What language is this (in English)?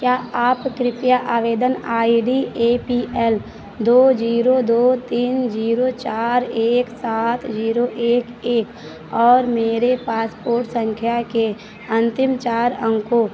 Hindi